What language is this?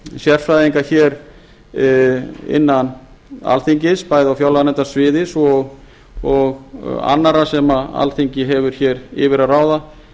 Icelandic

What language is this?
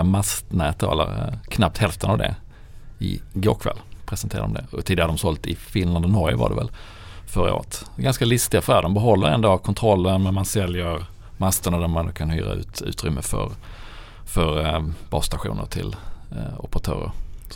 Swedish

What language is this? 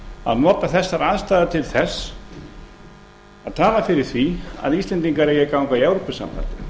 Icelandic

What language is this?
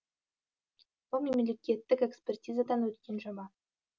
Kazakh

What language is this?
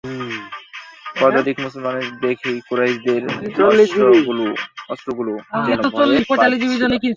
Bangla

